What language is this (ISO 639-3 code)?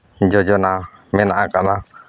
sat